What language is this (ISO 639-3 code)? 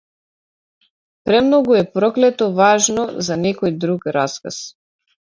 mkd